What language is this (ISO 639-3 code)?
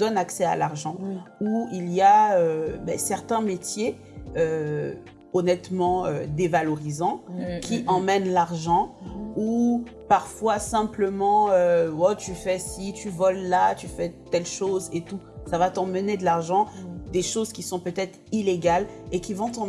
fra